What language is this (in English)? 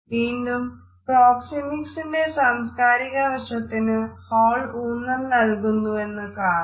Malayalam